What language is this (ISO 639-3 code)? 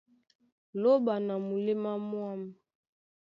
dua